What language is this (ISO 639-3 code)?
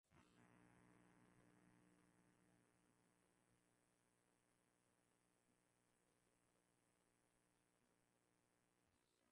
swa